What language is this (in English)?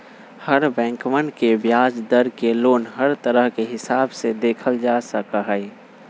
Magahi